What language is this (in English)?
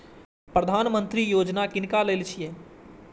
Maithili